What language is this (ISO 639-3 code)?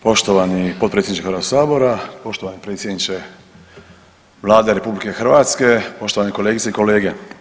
hrv